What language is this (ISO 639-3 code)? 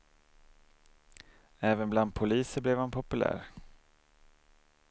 swe